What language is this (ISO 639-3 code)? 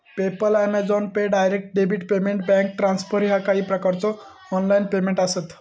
mar